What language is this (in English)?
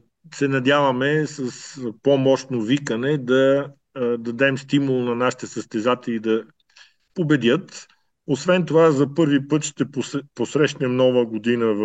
Bulgarian